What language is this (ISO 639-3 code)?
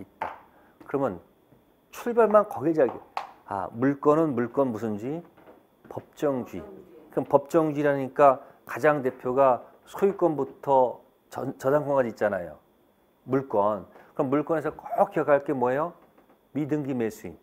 kor